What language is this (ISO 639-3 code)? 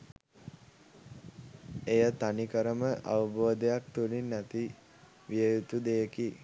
sin